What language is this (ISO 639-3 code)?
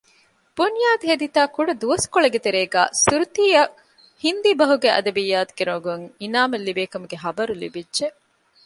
div